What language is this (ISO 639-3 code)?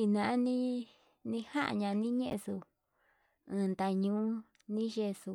mab